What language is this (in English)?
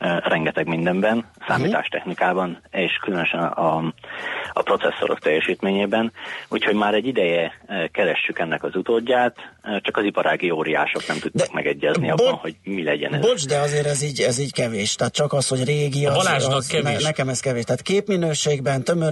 Hungarian